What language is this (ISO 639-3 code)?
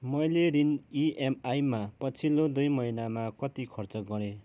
nep